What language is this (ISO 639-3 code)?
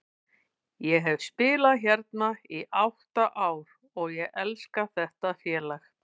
isl